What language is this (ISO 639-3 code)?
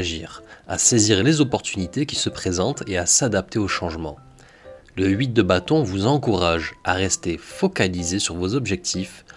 fra